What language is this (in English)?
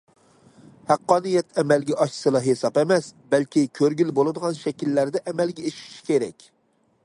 Uyghur